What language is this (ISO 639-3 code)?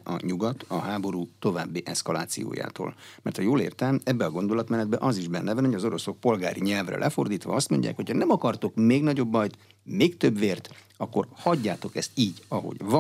hun